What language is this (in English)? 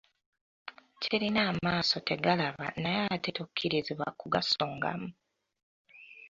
Ganda